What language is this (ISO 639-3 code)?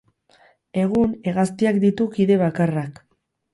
eus